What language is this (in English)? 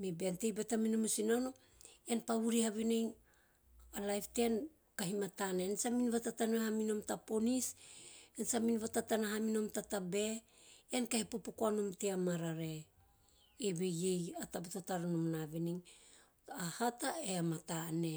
Teop